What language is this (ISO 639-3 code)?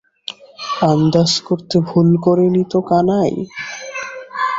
ben